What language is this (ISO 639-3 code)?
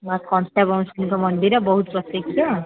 ori